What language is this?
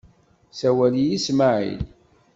Kabyle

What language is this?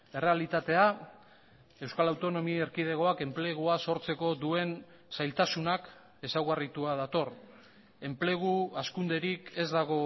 Basque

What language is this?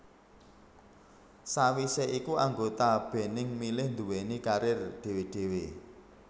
Javanese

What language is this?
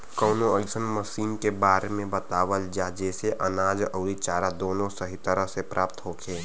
Bhojpuri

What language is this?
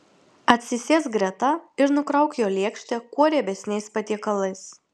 Lithuanian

